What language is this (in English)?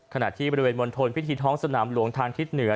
Thai